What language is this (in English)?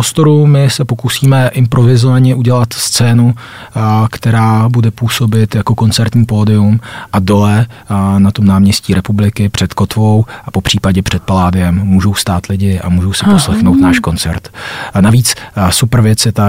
Czech